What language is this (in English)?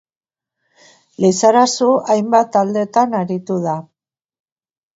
Basque